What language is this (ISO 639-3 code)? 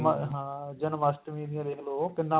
pan